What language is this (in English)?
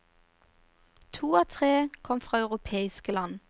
Norwegian